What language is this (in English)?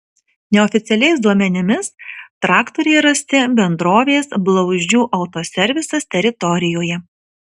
Lithuanian